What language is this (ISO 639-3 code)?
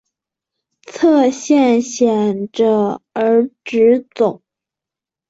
zho